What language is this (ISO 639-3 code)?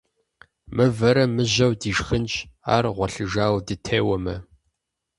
kbd